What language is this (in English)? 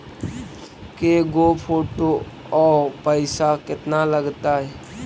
Magahi